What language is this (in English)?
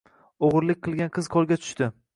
Uzbek